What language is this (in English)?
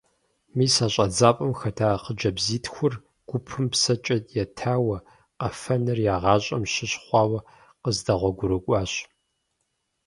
Kabardian